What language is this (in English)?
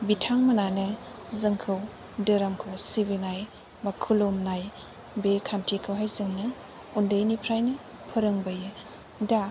Bodo